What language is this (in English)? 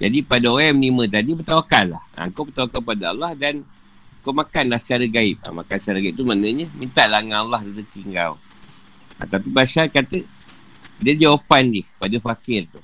Malay